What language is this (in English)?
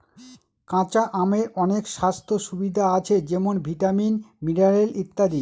Bangla